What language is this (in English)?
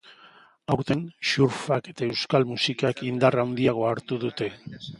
Basque